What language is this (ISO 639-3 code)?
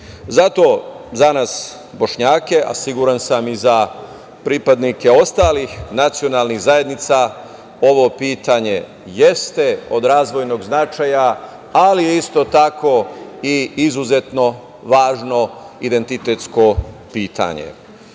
srp